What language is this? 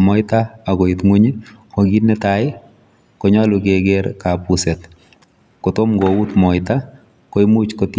Kalenjin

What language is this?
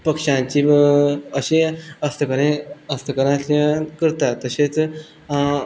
Konkani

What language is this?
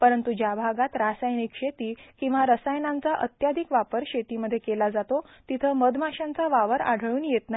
Marathi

